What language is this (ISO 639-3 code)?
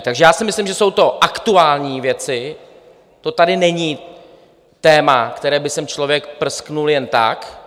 ces